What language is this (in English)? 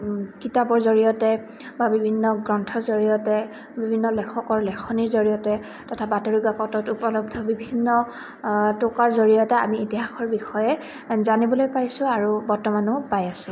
Assamese